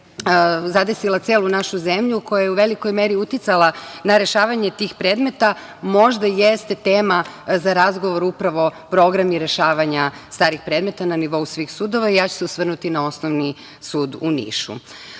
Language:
Serbian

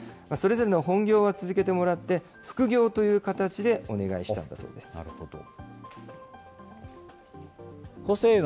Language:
Japanese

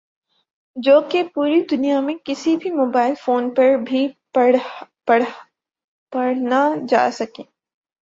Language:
Urdu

